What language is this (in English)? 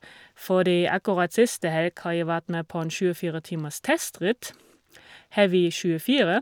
Norwegian